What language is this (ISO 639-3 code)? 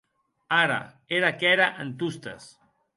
oci